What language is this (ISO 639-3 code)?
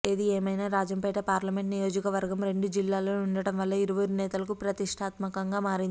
tel